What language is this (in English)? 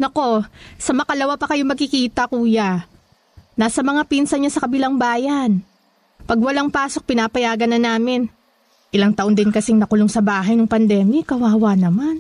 Filipino